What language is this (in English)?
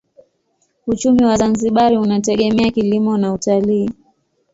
Swahili